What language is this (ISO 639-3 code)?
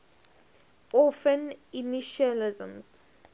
eng